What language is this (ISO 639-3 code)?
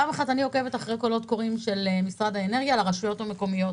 heb